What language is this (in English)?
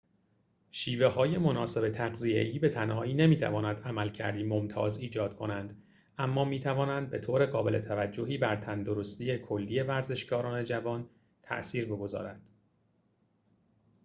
Persian